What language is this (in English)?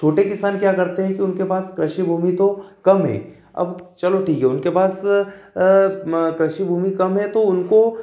Hindi